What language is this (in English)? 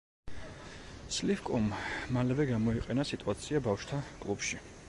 Georgian